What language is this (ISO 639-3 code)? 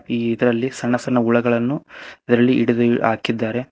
kan